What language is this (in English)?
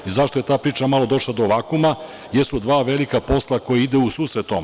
Serbian